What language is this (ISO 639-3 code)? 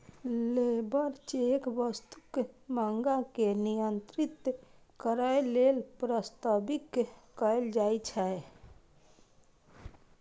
mai